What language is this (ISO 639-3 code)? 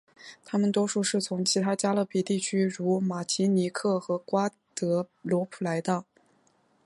zho